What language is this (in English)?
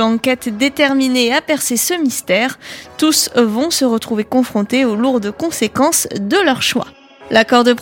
French